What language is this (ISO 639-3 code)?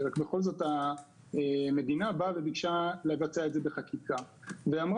heb